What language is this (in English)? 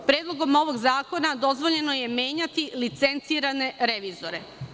Serbian